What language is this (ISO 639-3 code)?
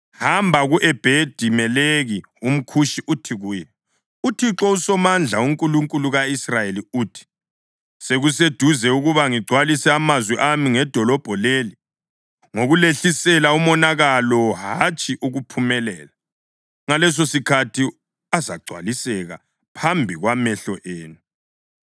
nde